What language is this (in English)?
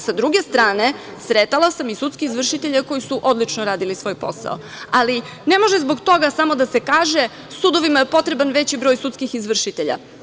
Serbian